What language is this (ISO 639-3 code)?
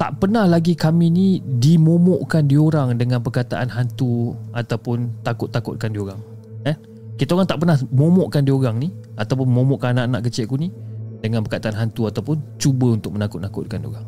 msa